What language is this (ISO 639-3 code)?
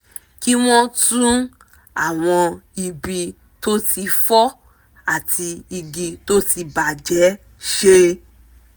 yor